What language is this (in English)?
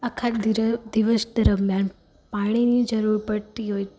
Gujarati